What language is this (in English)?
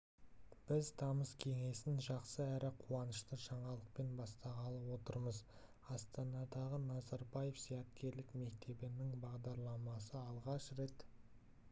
Kazakh